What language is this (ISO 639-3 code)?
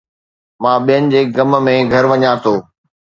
snd